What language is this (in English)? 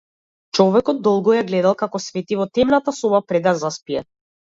Macedonian